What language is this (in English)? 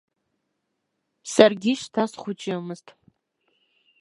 Abkhazian